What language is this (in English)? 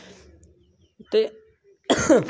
Dogri